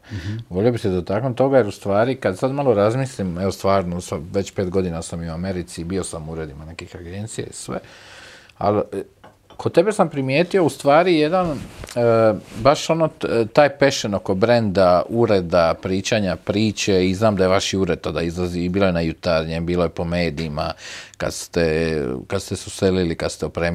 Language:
Croatian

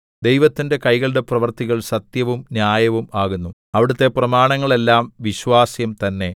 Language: Malayalam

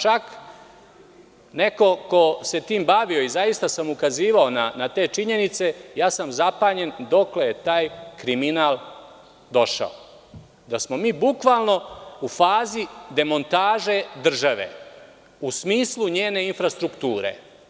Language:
Serbian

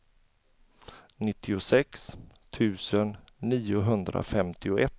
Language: Swedish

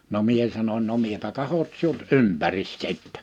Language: Finnish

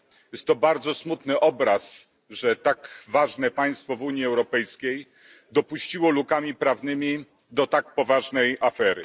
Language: Polish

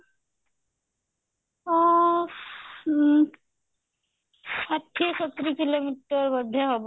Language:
Odia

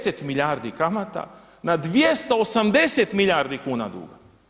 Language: Croatian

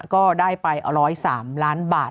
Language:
Thai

